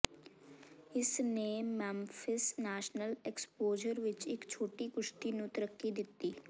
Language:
Punjabi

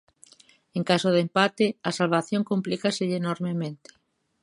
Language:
Galician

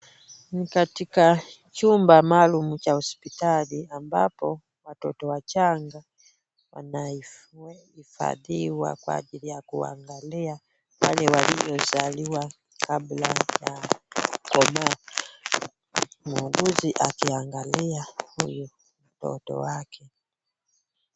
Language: Swahili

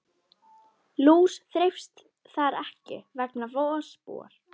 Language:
Icelandic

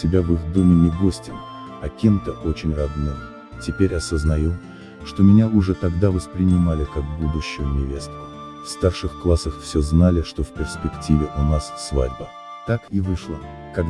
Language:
Russian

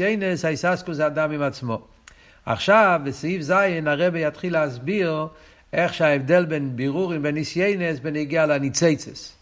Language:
Hebrew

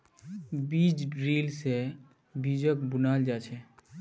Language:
Magahi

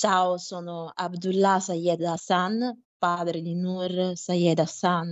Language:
Italian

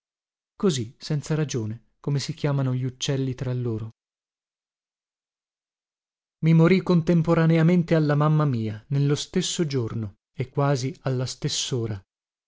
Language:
Italian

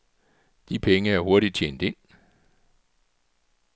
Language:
Danish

